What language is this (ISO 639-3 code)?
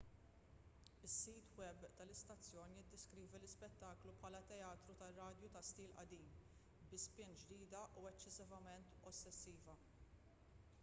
mlt